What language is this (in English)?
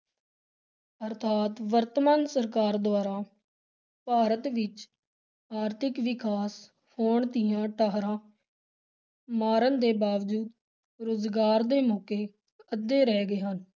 Punjabi